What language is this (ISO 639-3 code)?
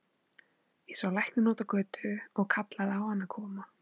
isl